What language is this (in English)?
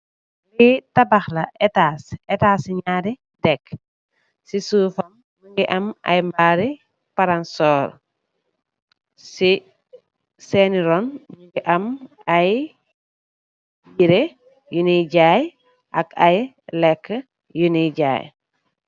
Wolof